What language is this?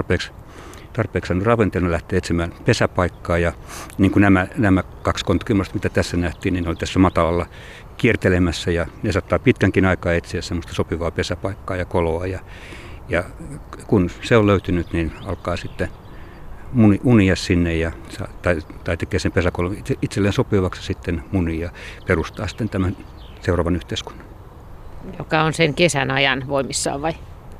Finnish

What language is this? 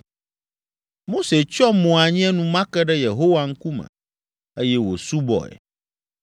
Ewe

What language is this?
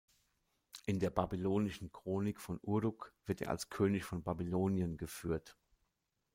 German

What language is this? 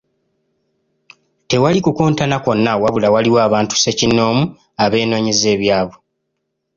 Ganda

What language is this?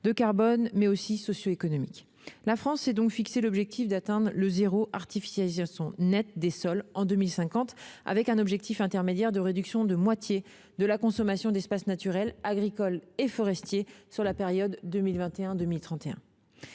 French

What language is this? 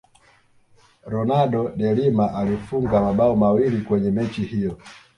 Swahili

